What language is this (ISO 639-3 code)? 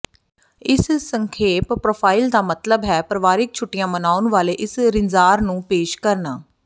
pan